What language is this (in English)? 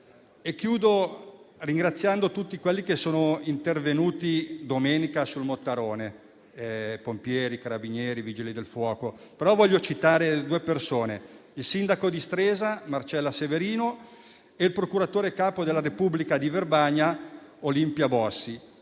Italian